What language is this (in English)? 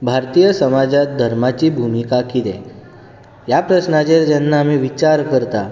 Konkani